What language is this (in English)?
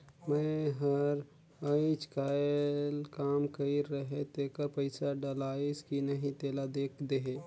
Chhattisgarhi